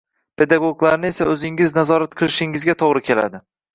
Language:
Uzbek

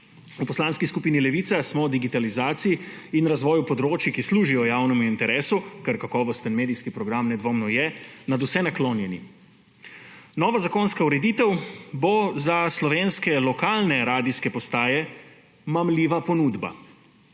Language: Slovenian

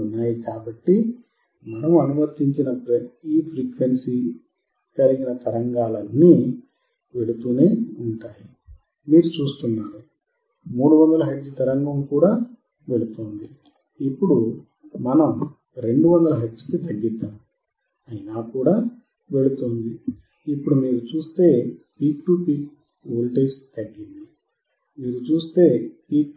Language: Telugu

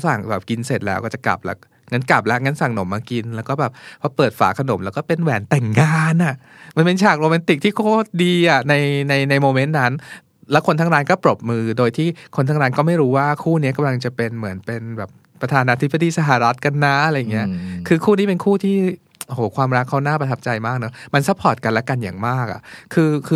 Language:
Thai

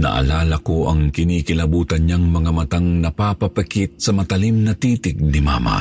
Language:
Filipino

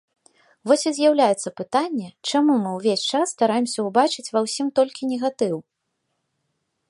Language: Belarusian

